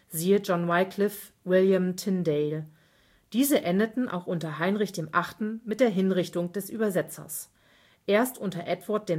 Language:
German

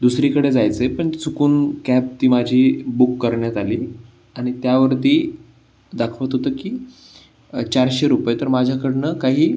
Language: Marathi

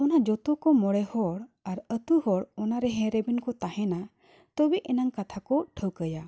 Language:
Santali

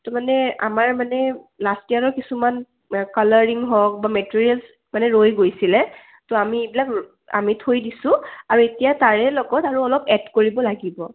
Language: Assamese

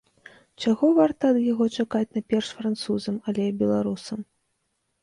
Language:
Belarusian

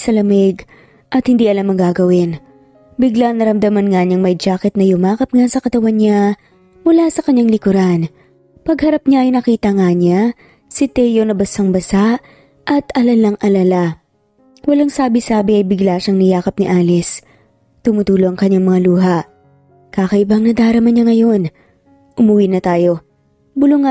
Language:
Filipino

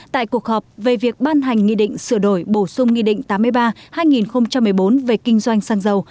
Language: Vietnamese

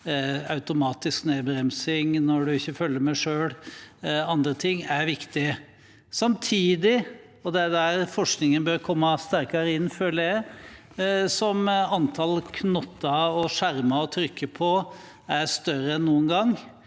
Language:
Norwegian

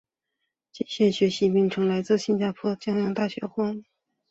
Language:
Chinese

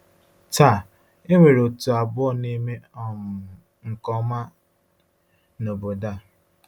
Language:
Igbo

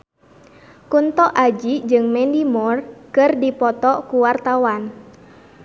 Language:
Sundanese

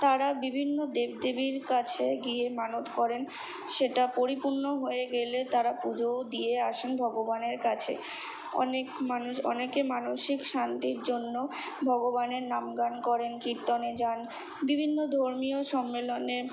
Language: Bangla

